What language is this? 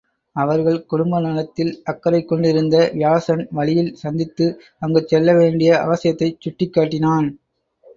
Tamil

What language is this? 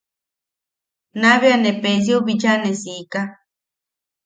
Yaqui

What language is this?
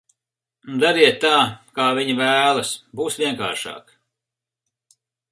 Latvian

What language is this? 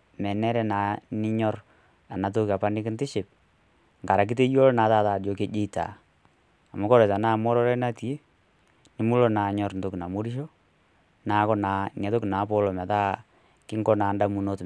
Masai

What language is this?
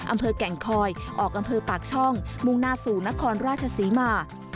Thai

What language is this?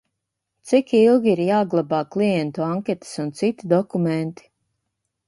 Latvian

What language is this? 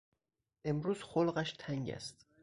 Persian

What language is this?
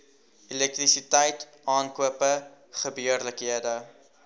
Afrikaans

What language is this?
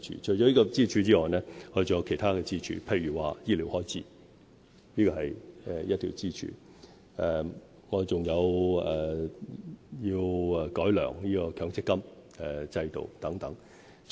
Cantonese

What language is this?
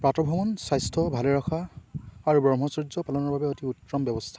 Assamese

